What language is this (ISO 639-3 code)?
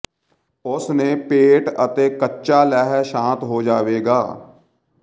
pan